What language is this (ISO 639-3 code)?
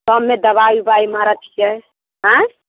mai